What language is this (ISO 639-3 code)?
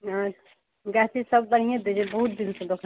mai